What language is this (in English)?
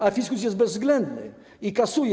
Polish